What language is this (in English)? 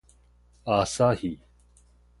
Min Nan Chinese